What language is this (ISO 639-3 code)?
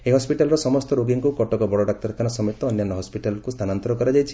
ori